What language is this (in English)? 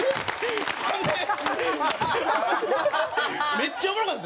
Japanese